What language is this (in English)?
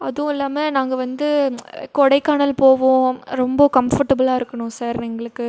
Tamil